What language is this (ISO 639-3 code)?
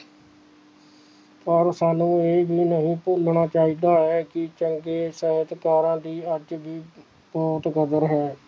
pan